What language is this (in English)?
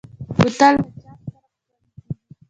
Pashto